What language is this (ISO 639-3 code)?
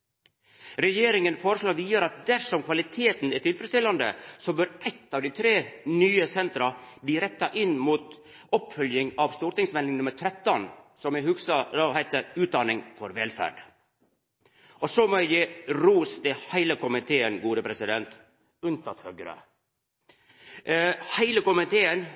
nno